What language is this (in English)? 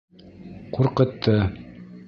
Bashkir